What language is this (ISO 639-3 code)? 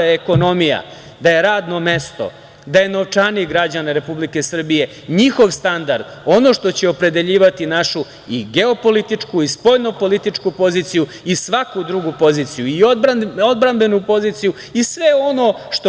srp